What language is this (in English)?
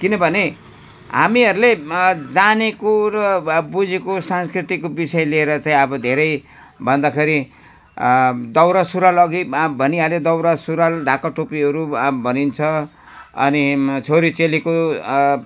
Nepali